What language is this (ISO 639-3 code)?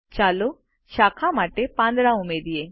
guj